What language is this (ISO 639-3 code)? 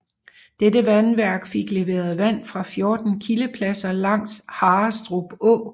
dan